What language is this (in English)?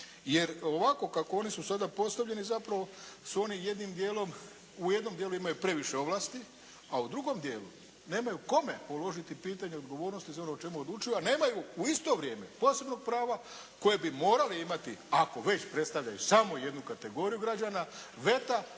Croatian